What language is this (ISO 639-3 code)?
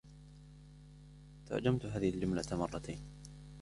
ara